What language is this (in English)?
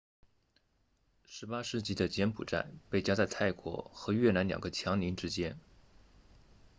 Chinese